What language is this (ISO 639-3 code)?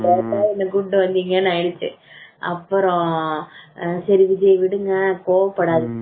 tam